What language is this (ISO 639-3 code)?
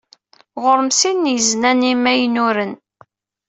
kab